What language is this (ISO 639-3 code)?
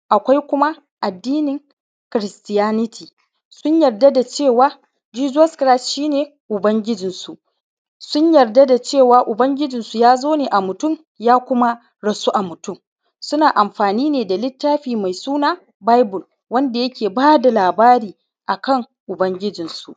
hau